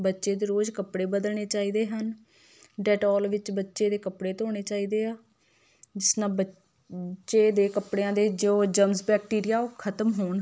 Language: Punjabi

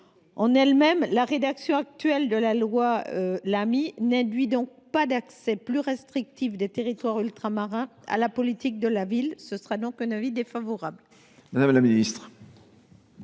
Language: French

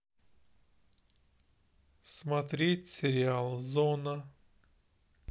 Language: Russian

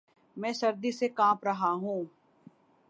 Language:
Urdu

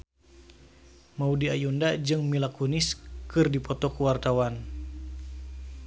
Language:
Sundanese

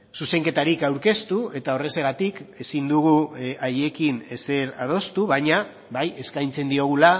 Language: Basque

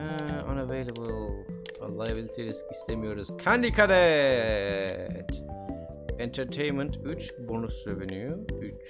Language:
Turkish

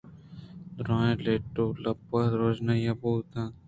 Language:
Eastern Balochi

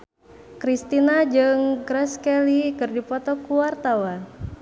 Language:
Sundanese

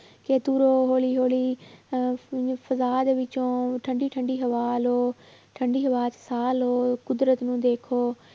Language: Punjabi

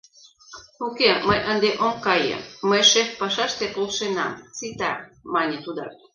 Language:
Mari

